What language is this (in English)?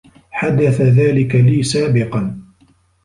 Arabic